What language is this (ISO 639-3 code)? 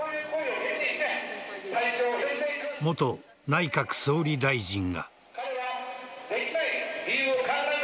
jpn